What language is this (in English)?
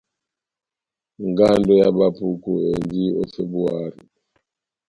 Batanga